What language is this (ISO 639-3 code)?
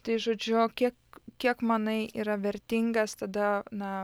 lit